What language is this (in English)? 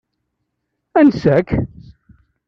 Kabyle